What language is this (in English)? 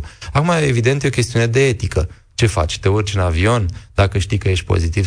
Romanian